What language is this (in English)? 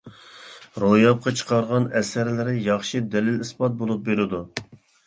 Uyghur